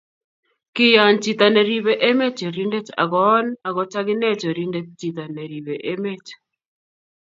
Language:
Kalenjin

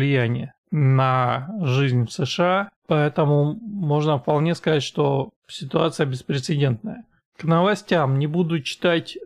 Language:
Russian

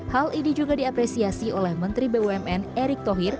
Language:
Indonesian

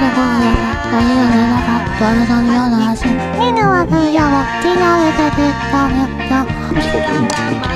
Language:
Korean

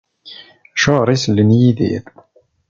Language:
Kabyle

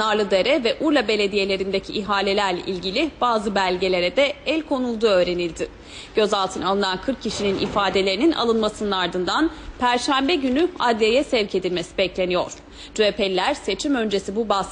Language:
Turkish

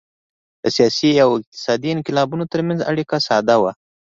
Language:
Pashto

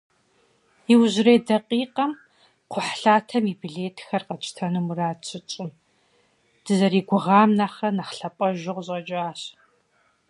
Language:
Kabardian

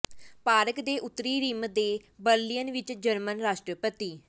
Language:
Punjabi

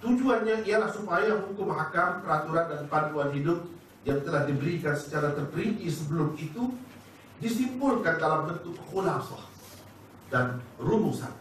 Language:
Malay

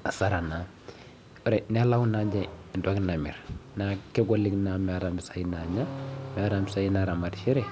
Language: Masai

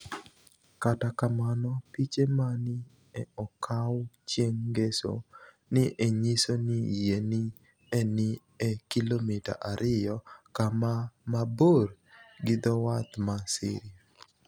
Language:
Luo (Kenya and Tanzania)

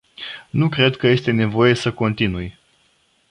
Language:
Romanian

